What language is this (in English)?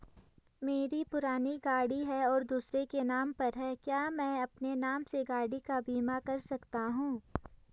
Hindi